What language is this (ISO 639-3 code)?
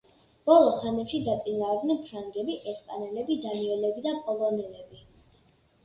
kat